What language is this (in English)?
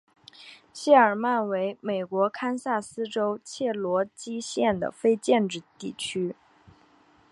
Chinese